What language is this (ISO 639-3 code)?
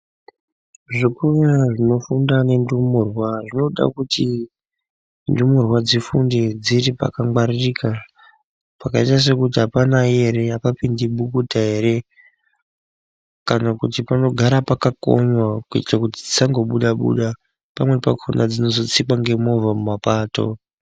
ndc